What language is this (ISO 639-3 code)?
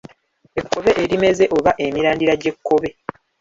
lug